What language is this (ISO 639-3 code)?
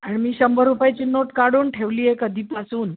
mar